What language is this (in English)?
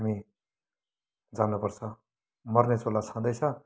Nepali